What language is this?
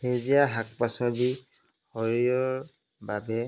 Assamese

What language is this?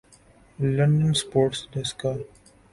Urdu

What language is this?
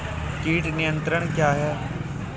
Hindi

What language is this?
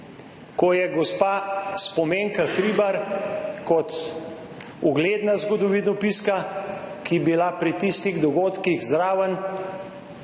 Slovenian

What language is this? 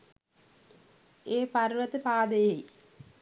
Sinhala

